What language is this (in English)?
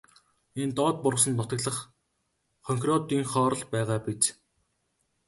Mongolian